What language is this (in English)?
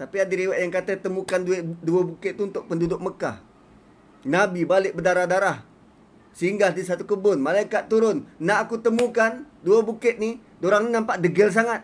Malay